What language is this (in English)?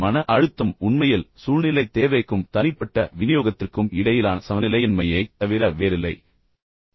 Tamil